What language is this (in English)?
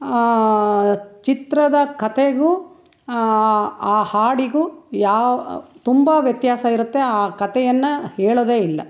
Kannada